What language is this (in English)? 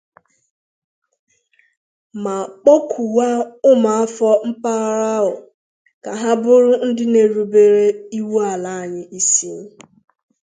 Igbo